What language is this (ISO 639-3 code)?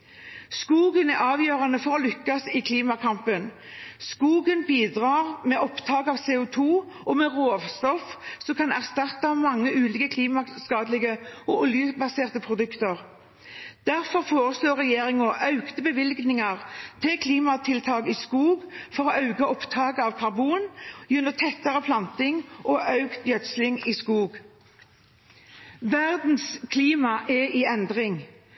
nob